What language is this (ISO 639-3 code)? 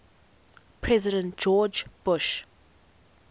eng